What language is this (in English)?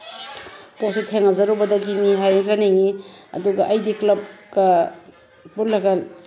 Manipuri